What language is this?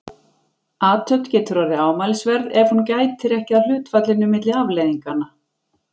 Icelandic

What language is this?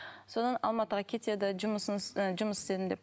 Kazakh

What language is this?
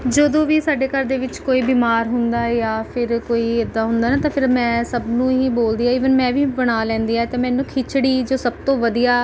Punjabi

